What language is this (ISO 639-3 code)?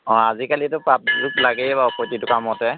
asm